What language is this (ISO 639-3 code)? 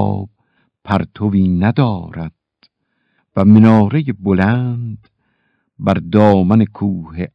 fas